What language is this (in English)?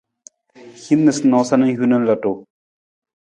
Nawdm